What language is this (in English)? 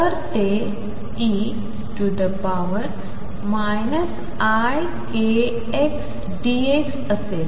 Marathi